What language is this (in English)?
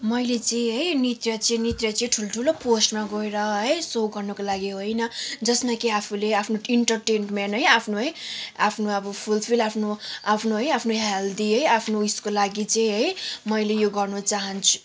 Nepali